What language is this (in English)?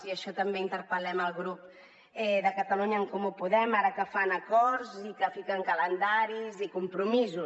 Catalan